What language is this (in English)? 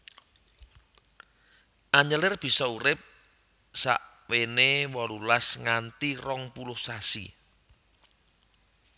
Javanese